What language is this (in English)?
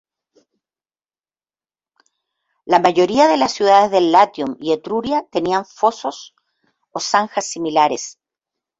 Spanish